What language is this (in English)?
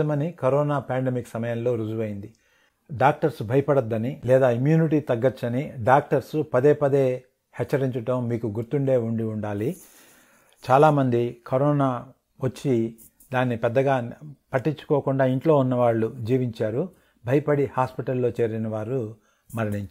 Telugu